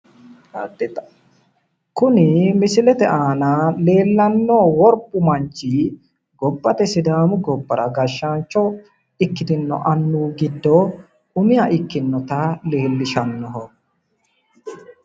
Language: Sidamo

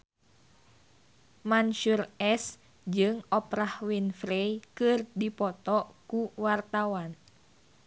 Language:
Sundanese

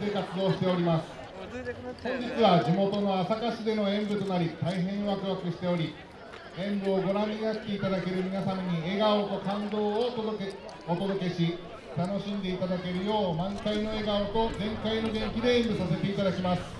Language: Japanese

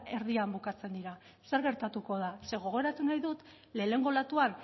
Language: Basque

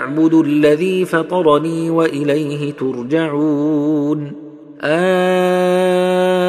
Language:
Arabic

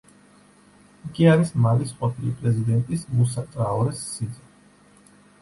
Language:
Georgian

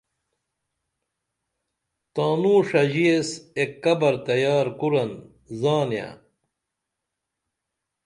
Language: Dameli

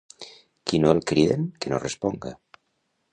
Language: Catalan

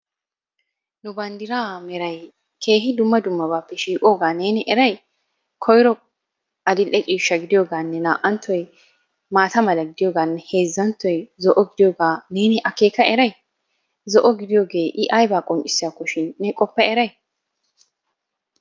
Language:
Wolaytta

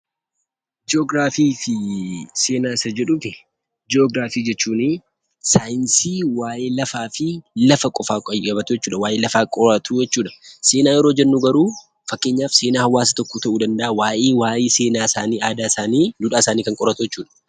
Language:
Oromo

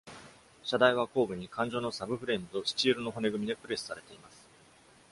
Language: Japanese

